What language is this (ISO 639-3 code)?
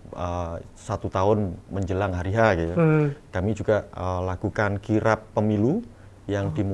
ind